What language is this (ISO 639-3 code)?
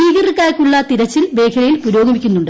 mal